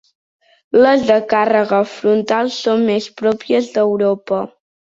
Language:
Catalan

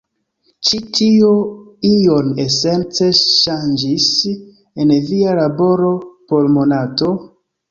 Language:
Esperanto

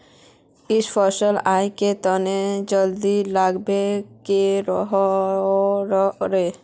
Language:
Magahi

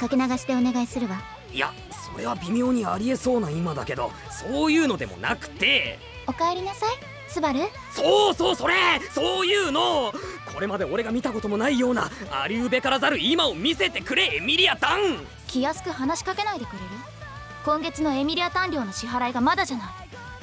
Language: Japanese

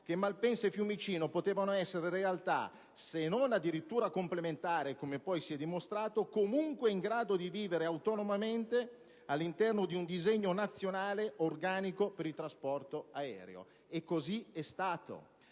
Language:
Italian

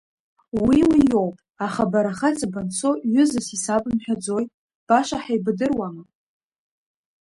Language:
Abkhazian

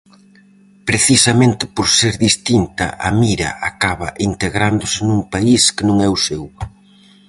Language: Galician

